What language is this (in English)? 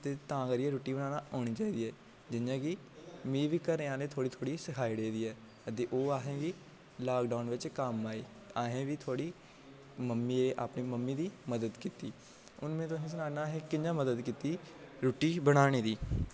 Dogri